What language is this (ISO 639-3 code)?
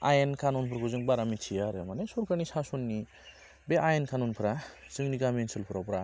brx